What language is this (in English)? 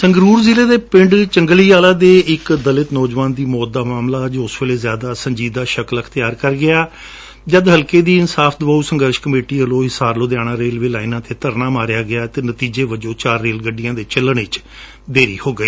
Punjabi